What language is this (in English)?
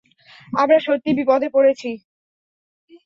Bangla